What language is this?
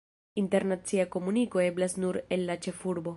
Esperanto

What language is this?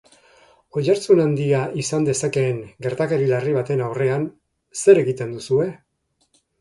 Basque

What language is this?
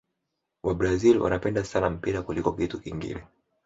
Swahili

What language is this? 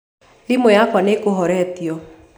Kikuyu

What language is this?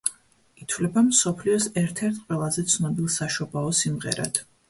Georgian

